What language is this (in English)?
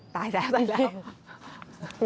Thai